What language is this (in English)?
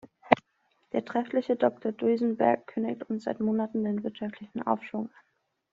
German